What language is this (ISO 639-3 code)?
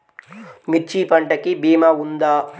tel